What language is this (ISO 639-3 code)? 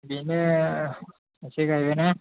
brx